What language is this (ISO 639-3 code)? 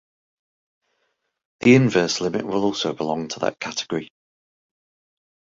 eng